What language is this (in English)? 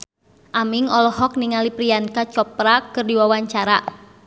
Sundanese